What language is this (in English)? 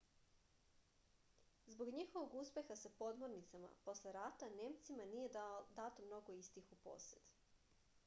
Serbian